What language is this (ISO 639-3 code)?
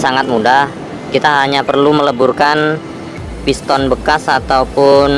ind